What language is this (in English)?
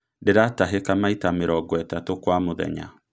Kikuyu